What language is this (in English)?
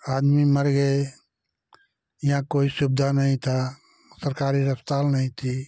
Hindi